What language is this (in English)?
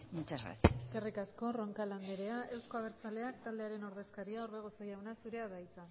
Basque